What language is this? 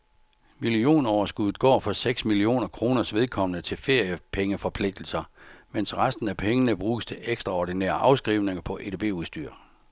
Danish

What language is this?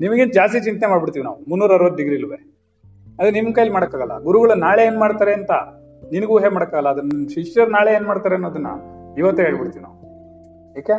Kannada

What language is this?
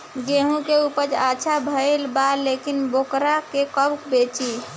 Bhojpuri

